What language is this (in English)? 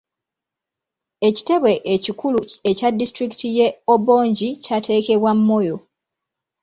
Ganda